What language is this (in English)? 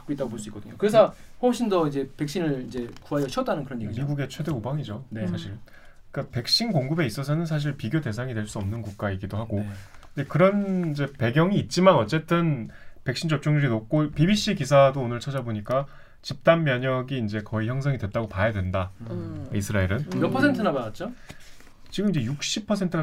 Korean